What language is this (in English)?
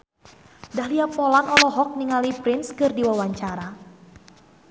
Sundanese